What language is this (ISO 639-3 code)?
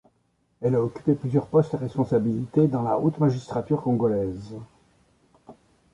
fra